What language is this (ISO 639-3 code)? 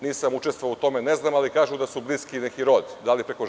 srp